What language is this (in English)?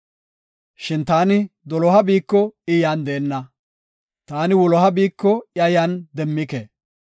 Gofa